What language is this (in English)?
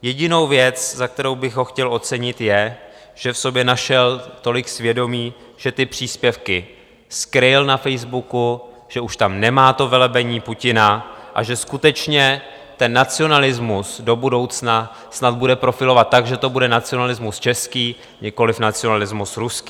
Czech